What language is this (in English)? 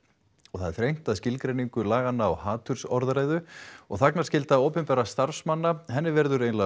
Icelandic